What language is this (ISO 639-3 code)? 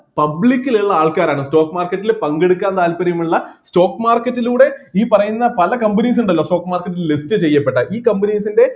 mal